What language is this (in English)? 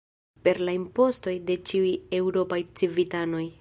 Esperanto